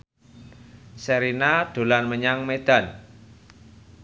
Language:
Javanese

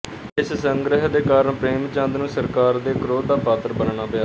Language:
Punjabi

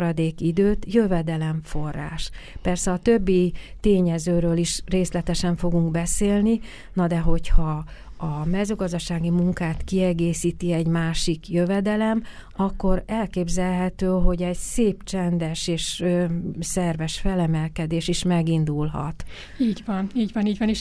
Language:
Hungarian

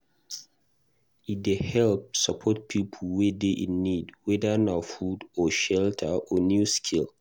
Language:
Nigerian Pidgin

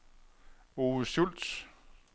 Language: Danish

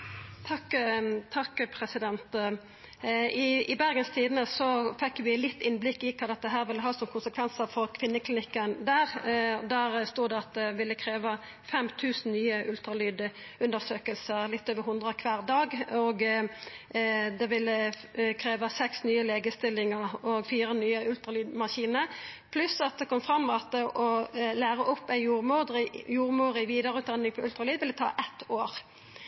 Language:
Norwegian Nynorsk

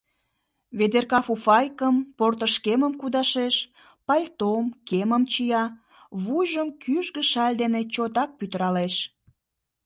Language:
Mari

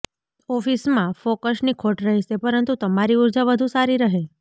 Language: Gujarati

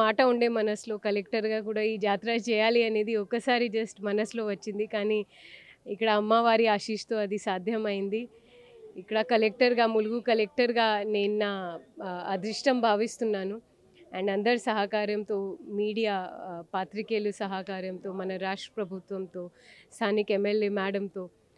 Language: Telugu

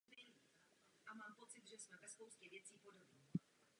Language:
Czech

